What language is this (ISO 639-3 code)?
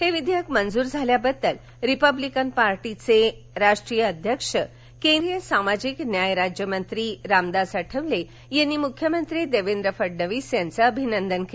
mar